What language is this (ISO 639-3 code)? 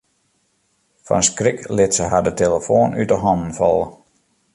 fry